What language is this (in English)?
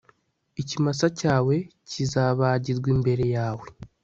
Kinyarwanda